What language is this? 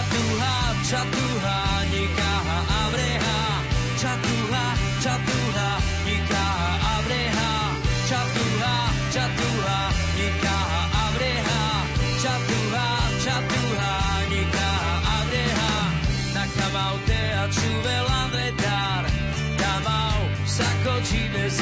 Slovak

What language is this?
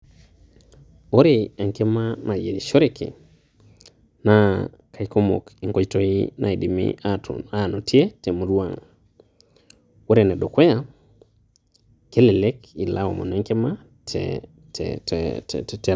Masai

